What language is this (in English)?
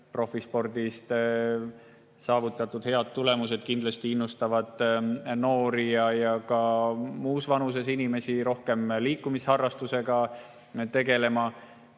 Estonian